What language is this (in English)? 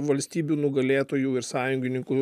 Lithuanian